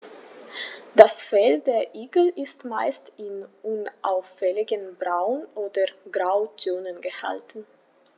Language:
German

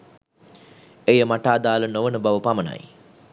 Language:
Sinhala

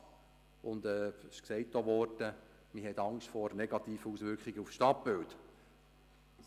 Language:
Swiss German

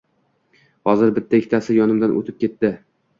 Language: Uzbek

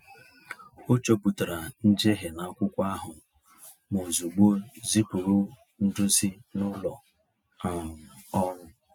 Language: Igbo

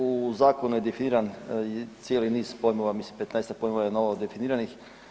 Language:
Croatian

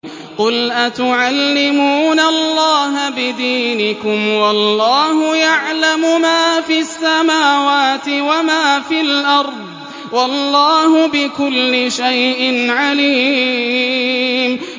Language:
Arabic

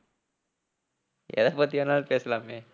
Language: Tamil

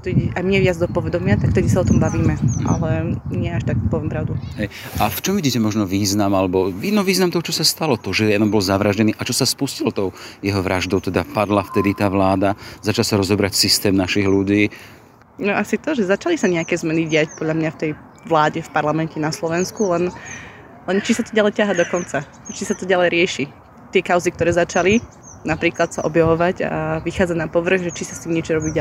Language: Slovak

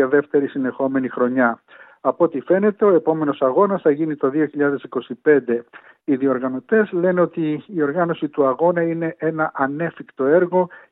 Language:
Greek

